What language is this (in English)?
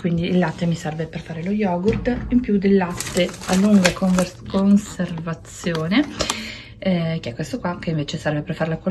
Italian